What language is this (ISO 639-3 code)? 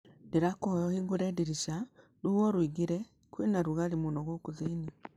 kik